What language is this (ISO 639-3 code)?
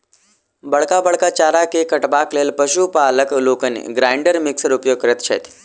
mai